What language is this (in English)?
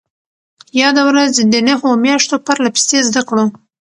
Pashto